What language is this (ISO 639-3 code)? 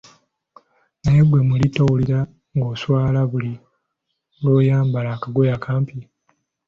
lug